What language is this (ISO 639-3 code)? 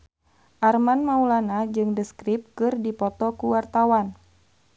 sun